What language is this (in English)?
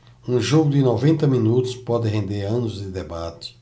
Portuguese